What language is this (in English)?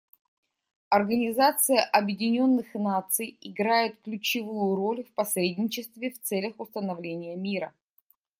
Russian